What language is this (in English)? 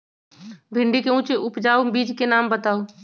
Magahi